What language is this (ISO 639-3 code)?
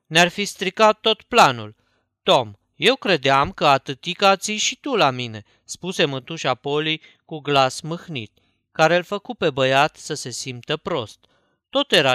ron